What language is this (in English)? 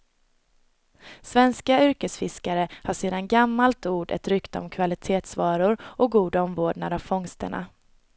Swedish